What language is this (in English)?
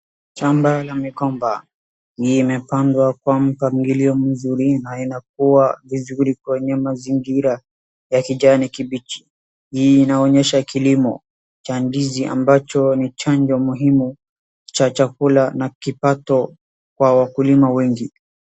Swahili